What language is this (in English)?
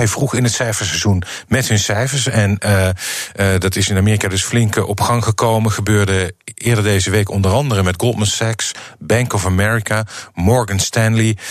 Dutch